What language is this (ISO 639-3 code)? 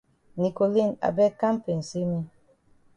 wes